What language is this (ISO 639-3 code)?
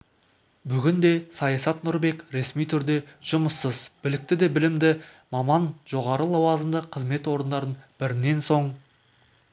kaz